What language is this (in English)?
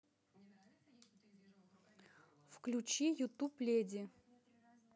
Russian